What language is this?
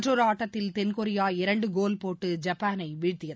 Tamil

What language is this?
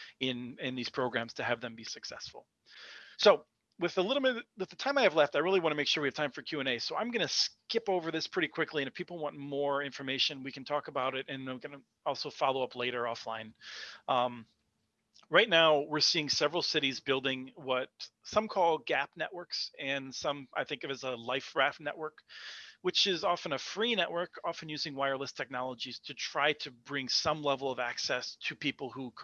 English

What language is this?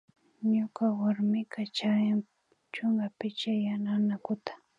Imbabura Highland Quichua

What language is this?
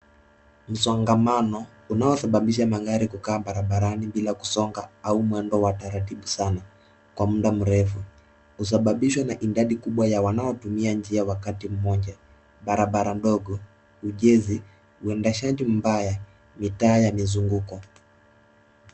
Swahili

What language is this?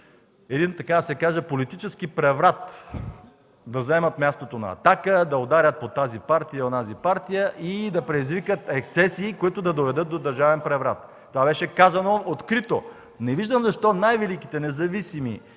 Bulgarian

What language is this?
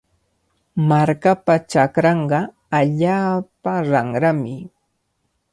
Cajatambo North Lima Quechua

